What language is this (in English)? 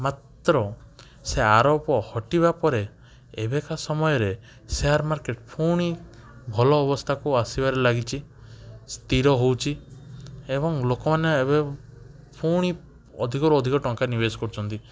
Odia